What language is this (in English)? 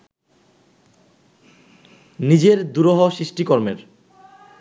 Bangla